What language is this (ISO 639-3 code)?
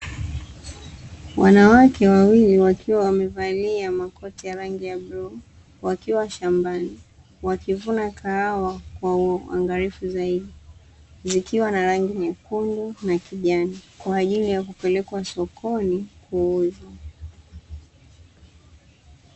swa